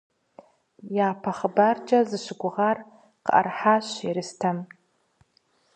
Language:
Kabardian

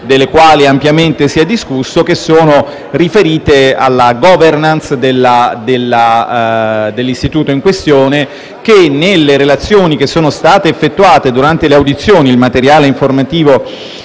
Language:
Italian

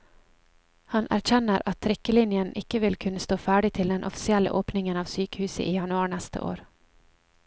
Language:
Norwegian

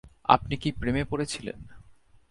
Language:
Bangla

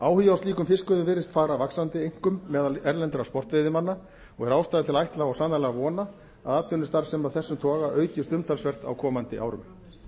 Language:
Icelandic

